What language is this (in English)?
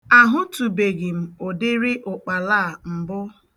Igbo